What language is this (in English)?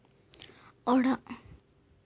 Santali